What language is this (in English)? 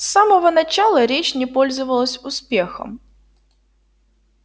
Russian